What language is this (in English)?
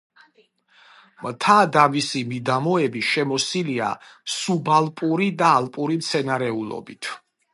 Georgian